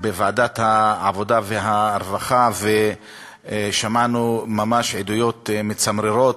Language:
Hebrew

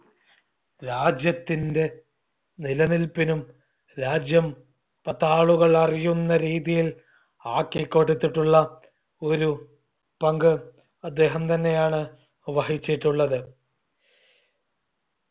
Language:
Malayalam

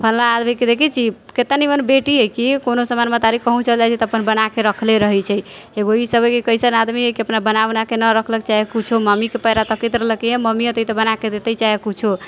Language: Maithili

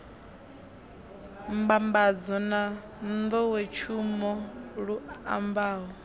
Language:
Venda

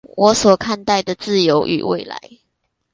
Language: Chinese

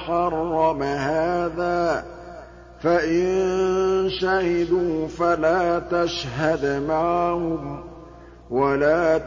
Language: Arabic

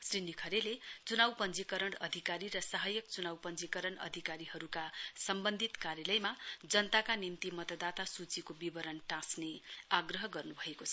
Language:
Nepali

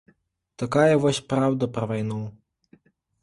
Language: Belarusian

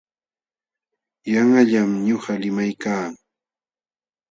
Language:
Jauja Wanca Quechua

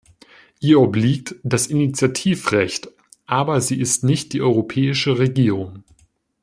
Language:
German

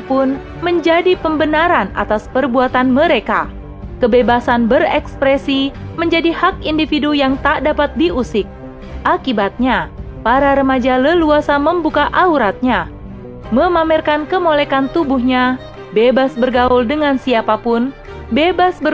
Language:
Indonesian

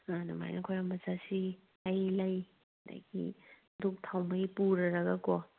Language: Manipuri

